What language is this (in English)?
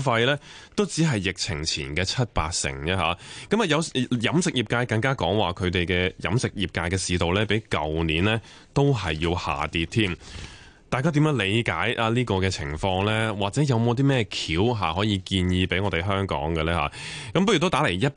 Chinese